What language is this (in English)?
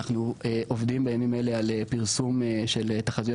Hebrew